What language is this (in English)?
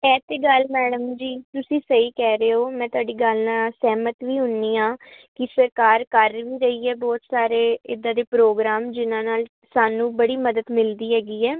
Punjabi